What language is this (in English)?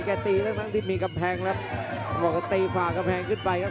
Thai